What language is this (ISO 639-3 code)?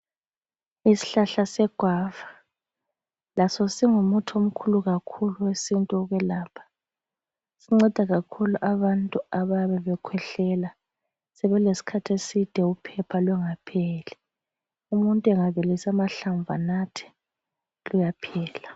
nde